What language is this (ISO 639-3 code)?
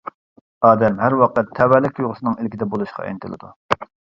uig